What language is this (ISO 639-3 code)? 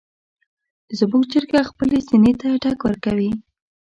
pus